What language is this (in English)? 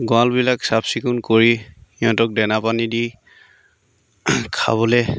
Assamese